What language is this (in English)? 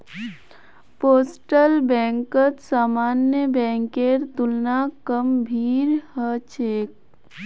Magahi